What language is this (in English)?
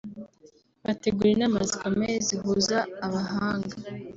Kinyarwanda